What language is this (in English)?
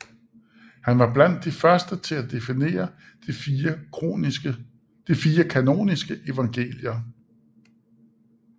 Danish